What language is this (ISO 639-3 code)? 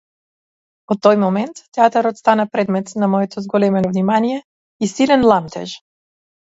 mkd